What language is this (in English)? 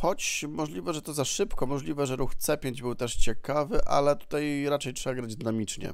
Polish